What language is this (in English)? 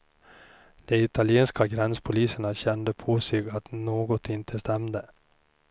Swedish